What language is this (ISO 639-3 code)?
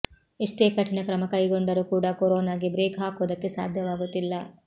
kan